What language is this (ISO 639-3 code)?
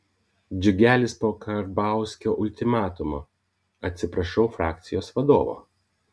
lit